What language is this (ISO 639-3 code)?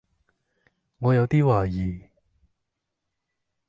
yue